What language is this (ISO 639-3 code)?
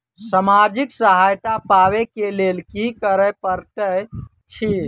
mai